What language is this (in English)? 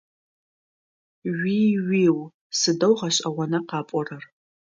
Adyghe